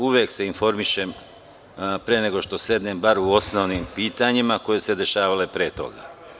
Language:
Serbian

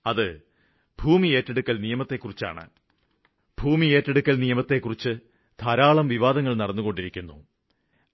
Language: Malayalam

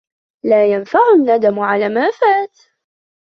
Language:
Arabic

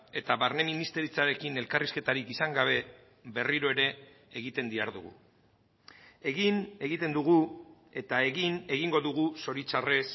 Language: Basque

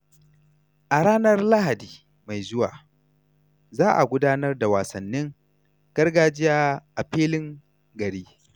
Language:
Hausa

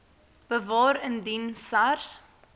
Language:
Afrikaans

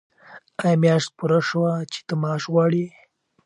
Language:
Pashto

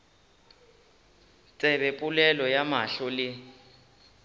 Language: Northern Sotho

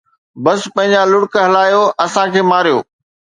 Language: Sindhi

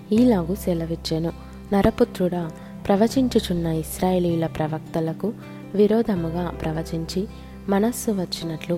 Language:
Telugu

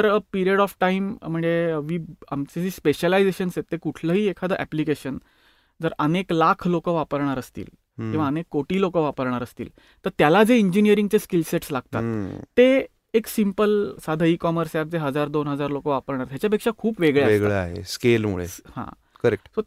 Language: Marathi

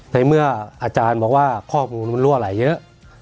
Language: Thai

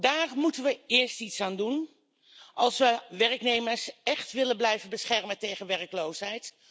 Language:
Dutch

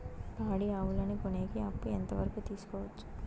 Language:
Telugu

